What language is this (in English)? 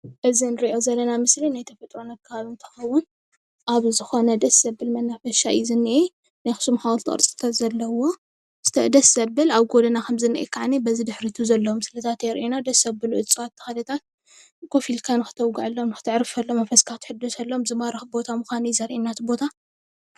Tigrinya